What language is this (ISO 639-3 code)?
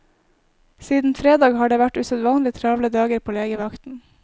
nor